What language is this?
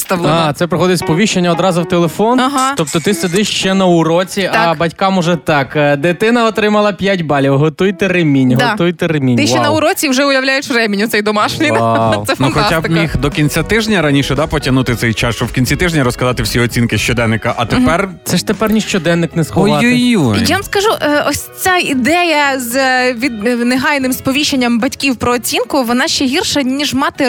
Ukrainian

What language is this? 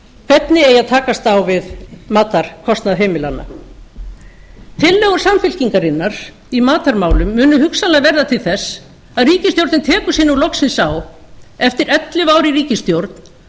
Icelandic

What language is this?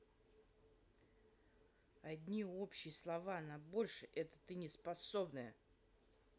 Russian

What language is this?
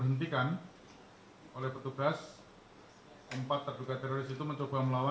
Indonesian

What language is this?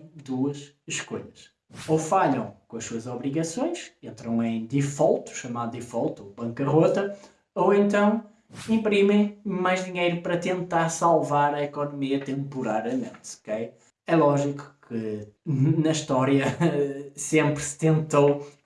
Portuguese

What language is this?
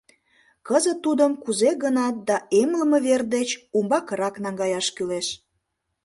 Mari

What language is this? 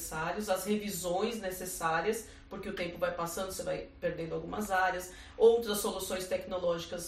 Portuguese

